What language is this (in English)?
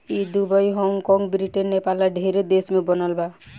Bhojpuri